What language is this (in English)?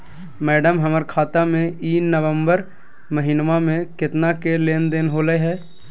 Magahi